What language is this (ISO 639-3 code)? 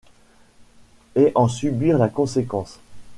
fra